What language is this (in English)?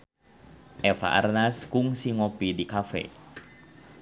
Sundanese